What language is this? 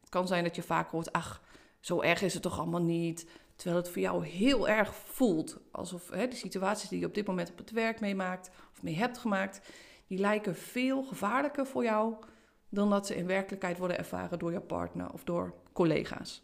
Dutch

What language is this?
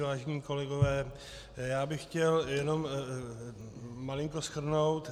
Czech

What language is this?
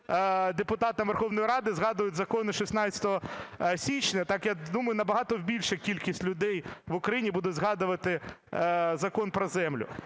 Ukrainian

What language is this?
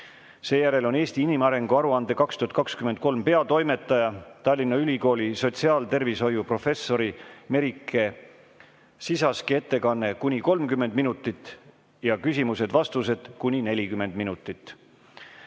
Estonian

